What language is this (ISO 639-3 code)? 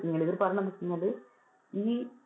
mal